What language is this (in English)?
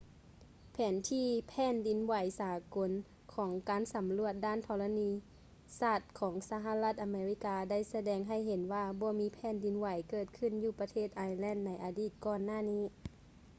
Lao